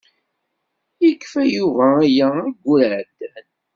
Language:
Kabyle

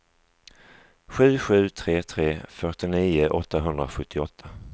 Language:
Swedish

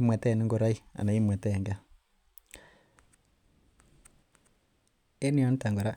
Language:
Kalenjin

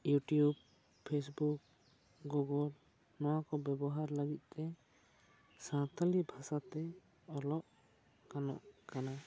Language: Santali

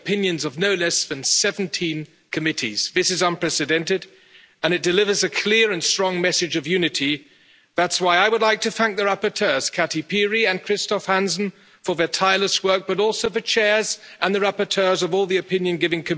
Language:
Spanish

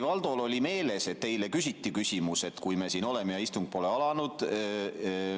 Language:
Estonian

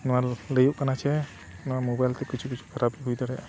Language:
Santali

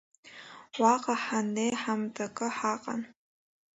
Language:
Abkhazian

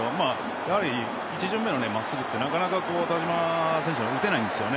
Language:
Japanese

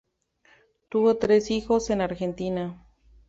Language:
Spanish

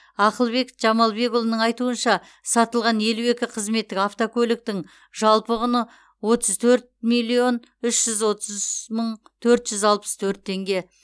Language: Kazakh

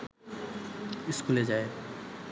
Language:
Bangla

